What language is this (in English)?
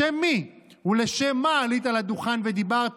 Hebrew